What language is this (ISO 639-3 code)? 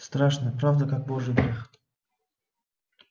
rus